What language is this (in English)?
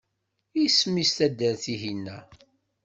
Kabyle